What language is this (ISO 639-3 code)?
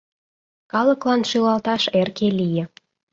chm